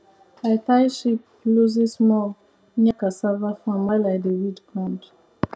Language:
Nigerian Pidgin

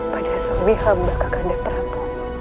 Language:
Indonesian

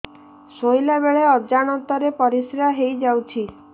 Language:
Odia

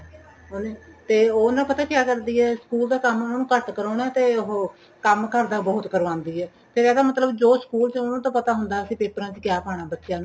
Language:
Punjabi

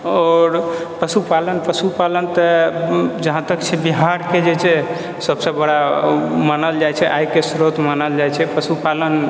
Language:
Maithili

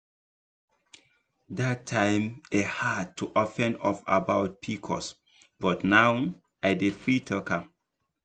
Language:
Nigerian Pidgin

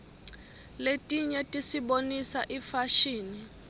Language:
Swati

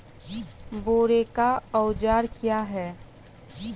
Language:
Maithili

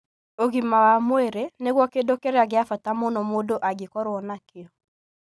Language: Kikuyu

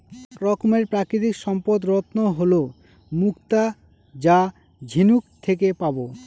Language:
Bangla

